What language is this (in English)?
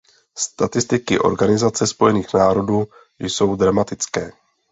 Czech